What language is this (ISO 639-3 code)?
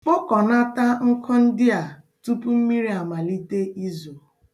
ibo